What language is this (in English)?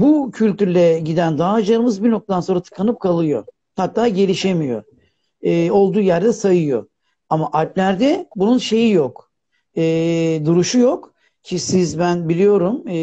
Turkish